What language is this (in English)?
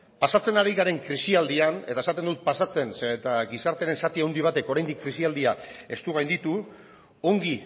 Basque